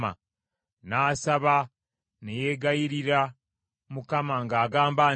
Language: Ganda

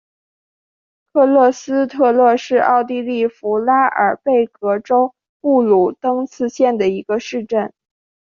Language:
Chinese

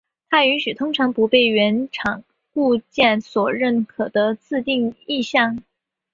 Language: Chinese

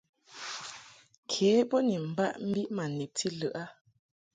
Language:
Mungaka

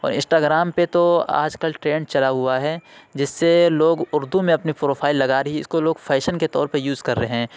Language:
Urdu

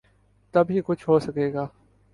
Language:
Urdu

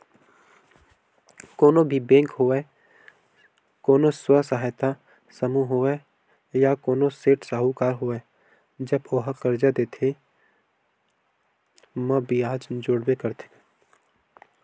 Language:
Chhattisgarhi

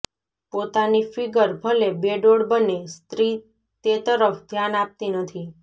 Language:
Gujarati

